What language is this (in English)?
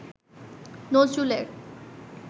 Bangla